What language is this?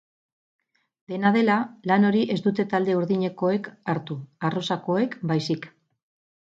Basque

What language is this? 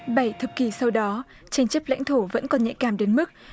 Vietnamese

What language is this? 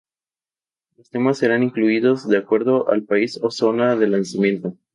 Spanish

